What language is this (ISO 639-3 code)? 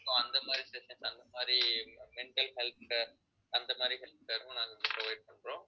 tam